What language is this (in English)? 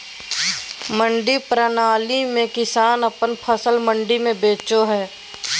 Magahi